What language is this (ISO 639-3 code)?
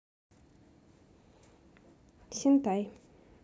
rus